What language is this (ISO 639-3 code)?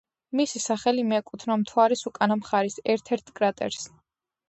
kat